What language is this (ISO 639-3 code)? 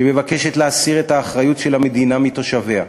heb